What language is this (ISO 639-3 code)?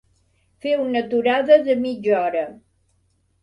cat